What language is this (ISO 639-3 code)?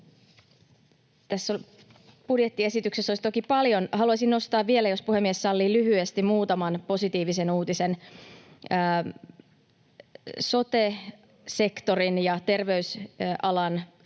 fin